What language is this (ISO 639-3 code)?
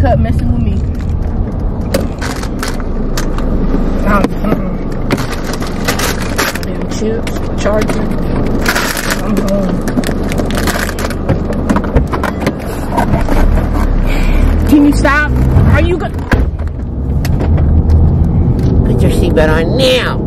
eng